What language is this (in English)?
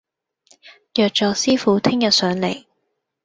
Cantonese